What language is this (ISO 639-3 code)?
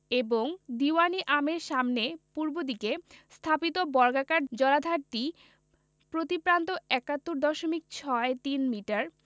ben